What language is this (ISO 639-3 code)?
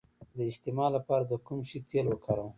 pus